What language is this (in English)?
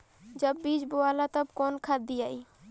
Bhojpuri